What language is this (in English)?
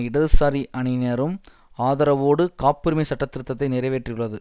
Tamil